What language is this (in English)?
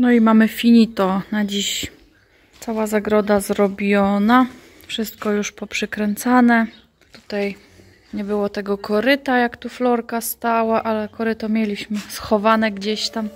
Polish